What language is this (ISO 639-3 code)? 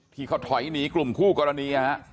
tha